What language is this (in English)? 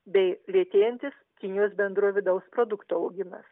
Lithuanian